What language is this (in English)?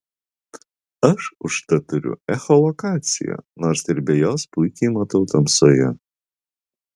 Lithuanian